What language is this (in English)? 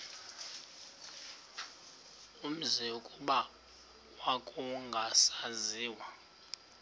Xhosa